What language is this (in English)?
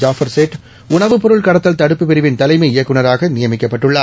Tamil